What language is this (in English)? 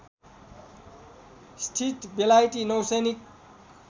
Nepali